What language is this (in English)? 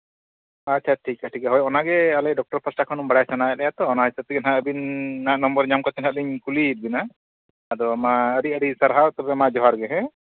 Santali